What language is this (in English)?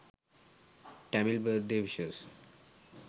Sinhala